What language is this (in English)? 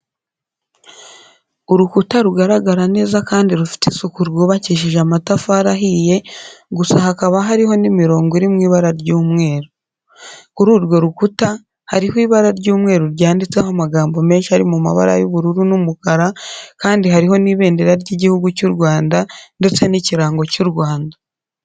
Kinyarwanda